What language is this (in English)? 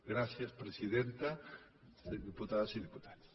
Catalan